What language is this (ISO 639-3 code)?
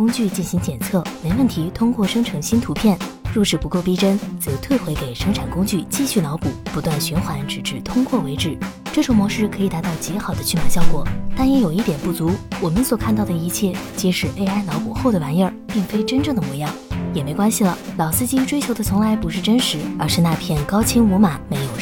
zho